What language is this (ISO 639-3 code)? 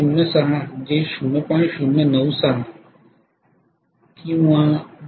mar